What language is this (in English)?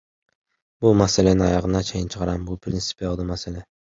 Kyrgyz